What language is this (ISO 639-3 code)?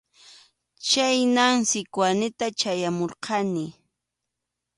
qxu